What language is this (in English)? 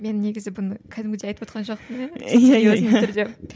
Kazakh